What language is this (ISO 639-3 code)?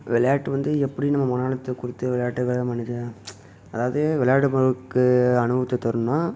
tam